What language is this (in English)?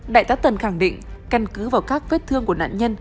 Vietnamese